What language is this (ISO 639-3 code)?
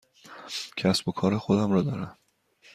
fas